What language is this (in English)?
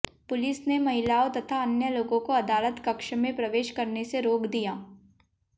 Hindi